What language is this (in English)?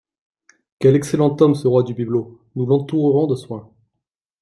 French